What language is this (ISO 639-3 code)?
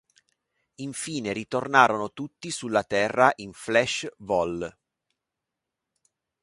ita